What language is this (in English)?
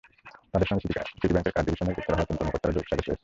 Bangla